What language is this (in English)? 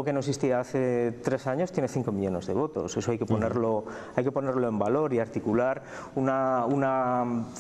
Spanish